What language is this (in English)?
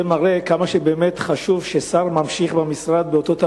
Hebrew